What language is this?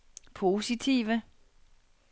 Danish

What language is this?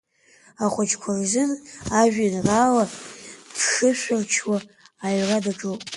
Abkhazian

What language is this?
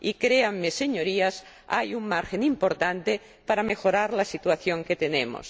Spanish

